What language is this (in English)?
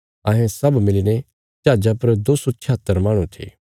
Bilaspuri